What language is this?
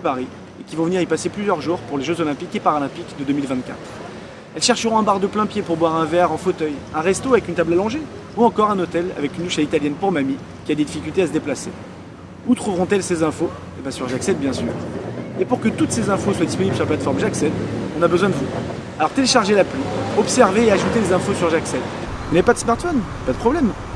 French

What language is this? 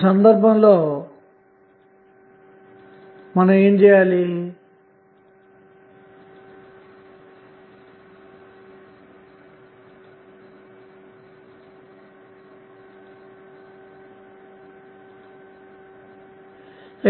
Telugu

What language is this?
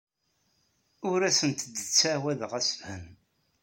Kabyle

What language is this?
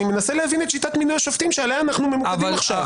Hebrew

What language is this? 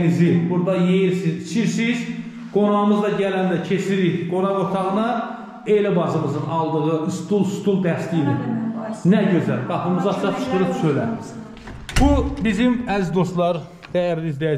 Turkish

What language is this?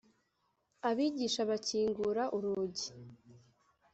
Kinyarwanda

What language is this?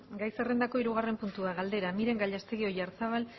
Basque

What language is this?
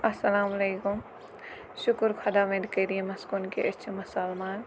Kashmiri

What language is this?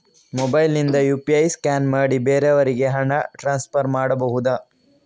Kannada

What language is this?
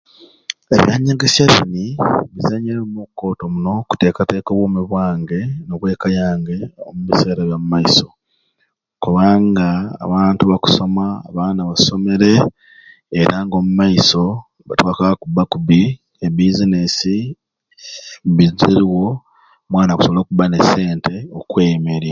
Ruuli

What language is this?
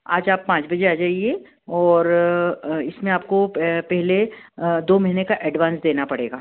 Hindi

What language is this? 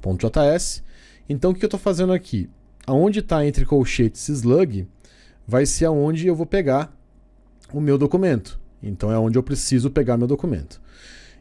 Portuguese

